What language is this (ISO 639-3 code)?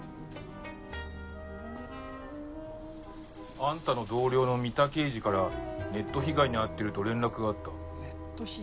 jpn